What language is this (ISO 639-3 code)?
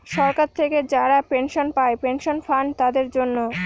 ben